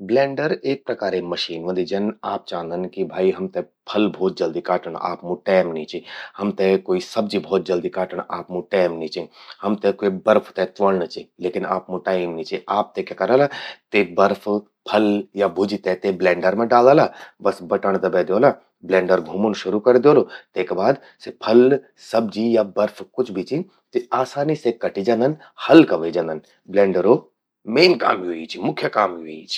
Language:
Garhwali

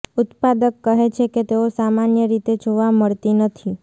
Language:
Gujarati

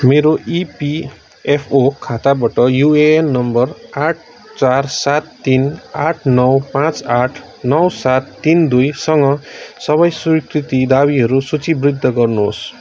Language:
Nepali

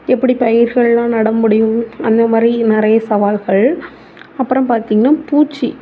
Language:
Tamil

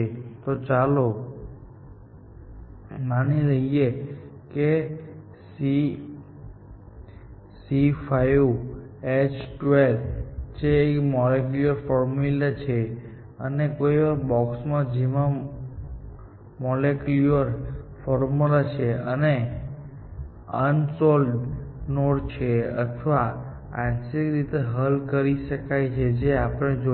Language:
Gujarati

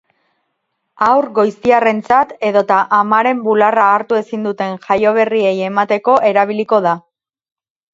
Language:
Basque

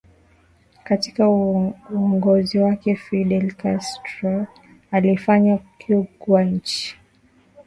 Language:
Swahili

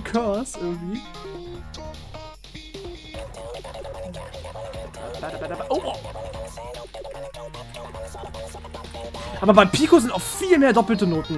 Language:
German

